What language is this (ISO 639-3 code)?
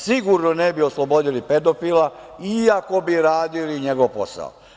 srp